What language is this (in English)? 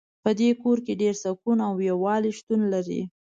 Pashto